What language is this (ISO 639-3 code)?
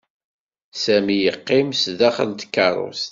kab